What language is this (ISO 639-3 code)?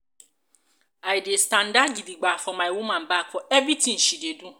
pcm